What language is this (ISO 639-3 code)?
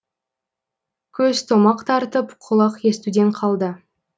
kaz